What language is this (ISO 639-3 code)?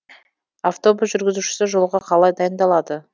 kaz